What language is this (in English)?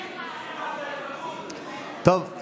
Hebrew